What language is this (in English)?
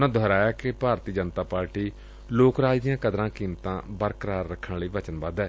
Punjabi